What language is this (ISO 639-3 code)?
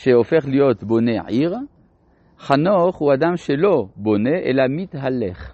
heb